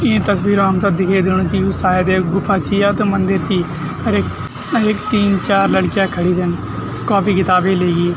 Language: Garhwali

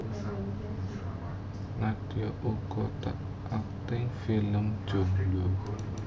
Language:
Javanese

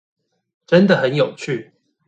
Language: Chinese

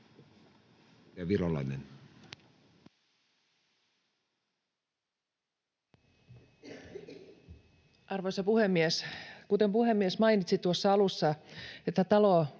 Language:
Finnish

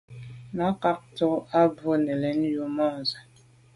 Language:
Medumba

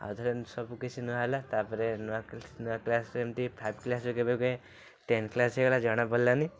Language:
Odia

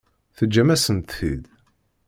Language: Kabyle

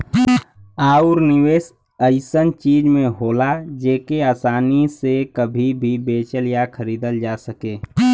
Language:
Bhojpuri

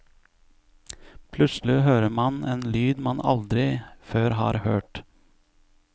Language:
Norwegian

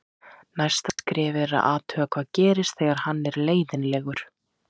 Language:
Icelandic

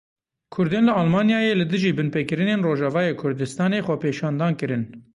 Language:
Kurdish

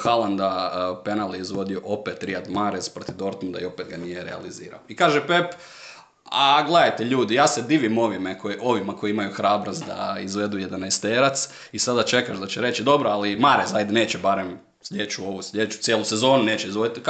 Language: Croatian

